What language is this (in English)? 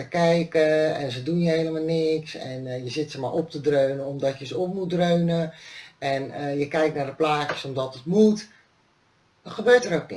Dutch